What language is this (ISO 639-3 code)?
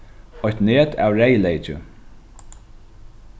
fao